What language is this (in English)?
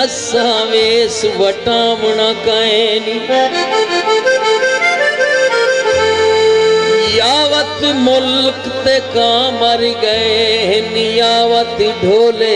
Hindi